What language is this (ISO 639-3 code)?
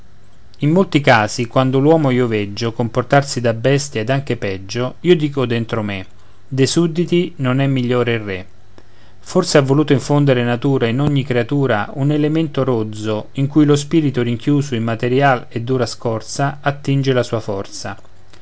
ita